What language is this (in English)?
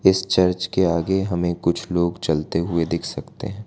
Hindi